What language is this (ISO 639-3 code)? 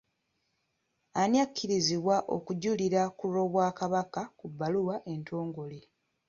lug